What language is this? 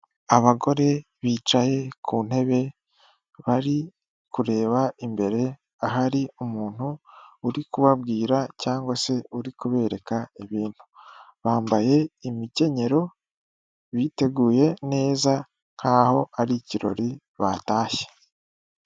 Kinyarwanda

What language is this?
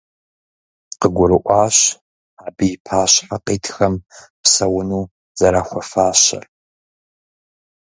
Kabardian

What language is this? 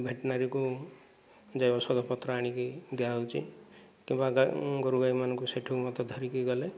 Odia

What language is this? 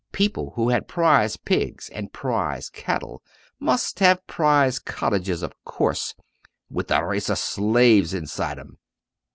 English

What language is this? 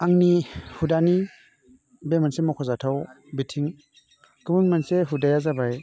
Bodo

